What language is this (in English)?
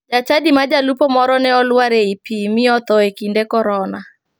Luo (Kenya and Tanzania)